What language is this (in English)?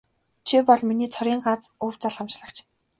Mongolian